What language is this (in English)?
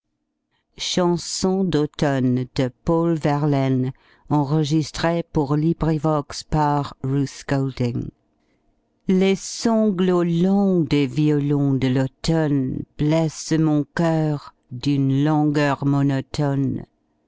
French